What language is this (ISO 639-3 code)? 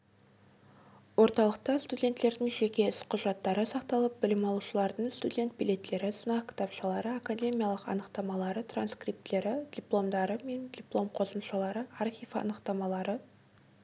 kaz